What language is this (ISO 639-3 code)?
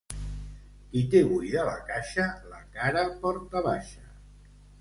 cat